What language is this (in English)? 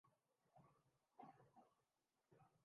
Urdu